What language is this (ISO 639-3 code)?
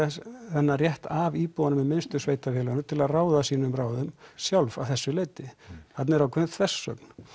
isl